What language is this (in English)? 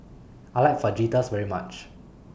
English